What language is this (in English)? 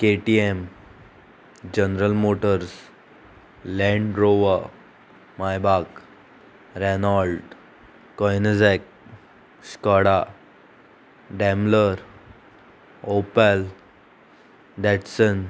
Konkani